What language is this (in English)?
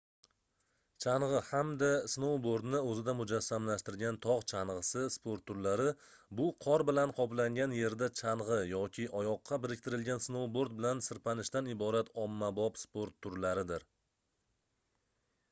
Uzbek